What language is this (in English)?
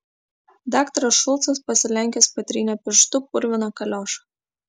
Lithuanian